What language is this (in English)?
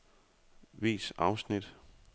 Danish